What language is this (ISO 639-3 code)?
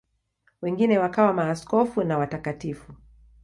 swa